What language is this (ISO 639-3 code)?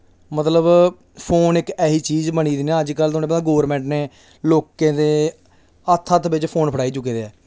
doi